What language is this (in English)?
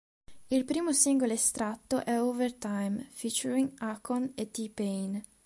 Italian